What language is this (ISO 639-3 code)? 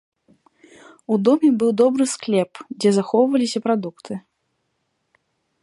bel